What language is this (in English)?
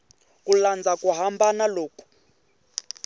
Tsonga